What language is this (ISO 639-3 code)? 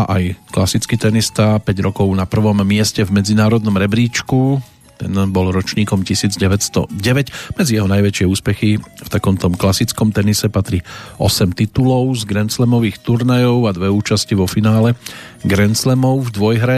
slk